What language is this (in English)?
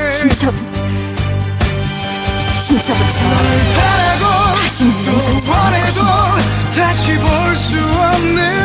Korean